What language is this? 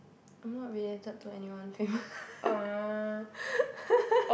English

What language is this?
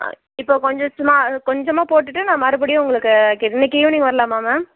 Tamil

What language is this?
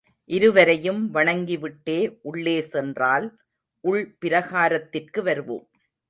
Tamil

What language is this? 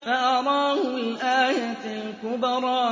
Arabic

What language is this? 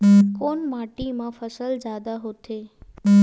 Chhattisgarhi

